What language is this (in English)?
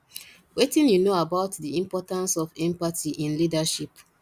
Nigerian Pidgin